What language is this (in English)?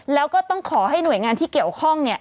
Thai